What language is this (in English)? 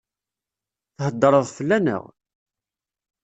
Kabyle